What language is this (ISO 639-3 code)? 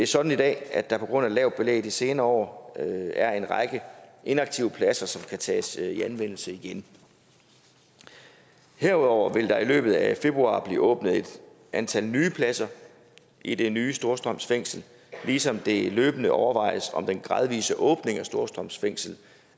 dan